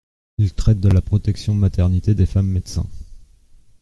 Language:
French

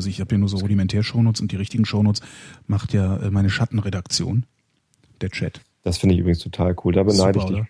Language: German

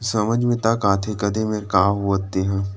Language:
Chhattisgarhi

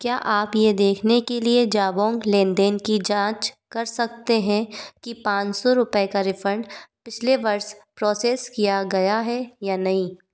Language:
Hindi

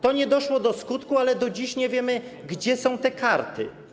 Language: Polish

